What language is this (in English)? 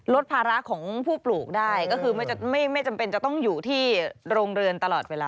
Thai